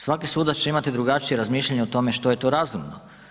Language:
Croatian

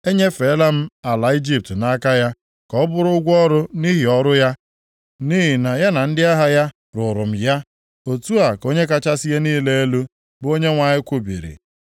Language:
Igbo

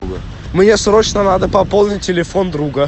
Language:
Russian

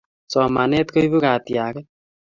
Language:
Kalenjin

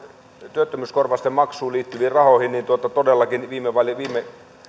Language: Finnish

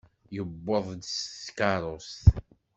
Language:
Kabyle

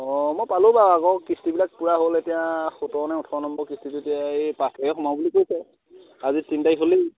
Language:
Assamese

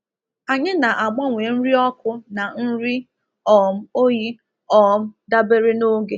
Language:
Igbo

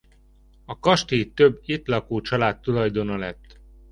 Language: Hungarian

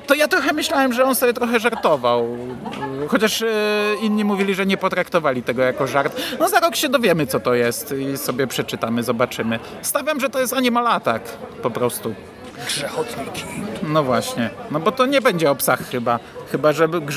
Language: Polish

